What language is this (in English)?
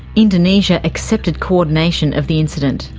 English